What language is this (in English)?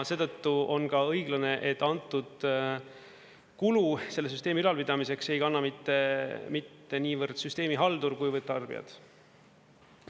Estonian